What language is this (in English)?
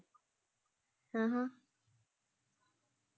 Punjabi